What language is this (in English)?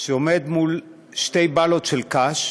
Hebrew